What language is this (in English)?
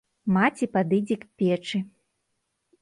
Belarusian